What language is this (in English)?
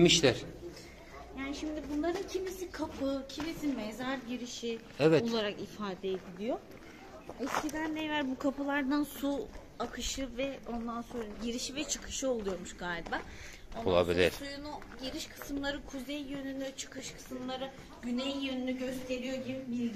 Turkish